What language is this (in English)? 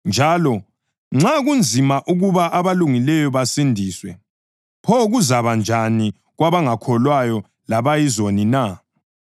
North Ndebele